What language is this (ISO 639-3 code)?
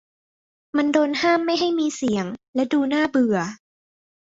tha